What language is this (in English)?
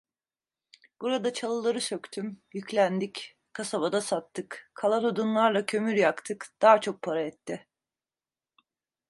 Turkish